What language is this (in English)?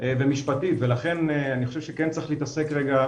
Hebrew